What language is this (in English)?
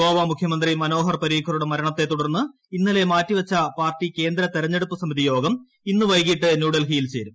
Malayalam